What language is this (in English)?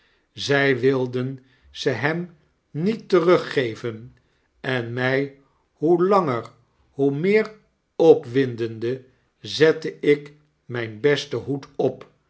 Dutch